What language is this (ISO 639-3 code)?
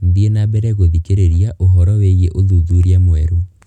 kik